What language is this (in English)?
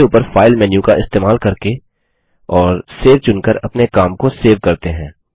Hindi